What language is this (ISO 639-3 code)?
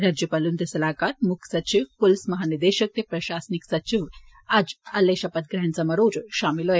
doi